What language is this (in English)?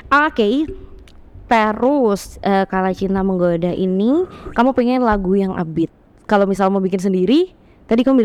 Indonesian